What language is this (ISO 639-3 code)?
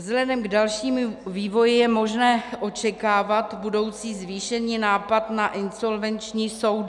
ces